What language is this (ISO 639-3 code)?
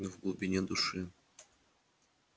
rus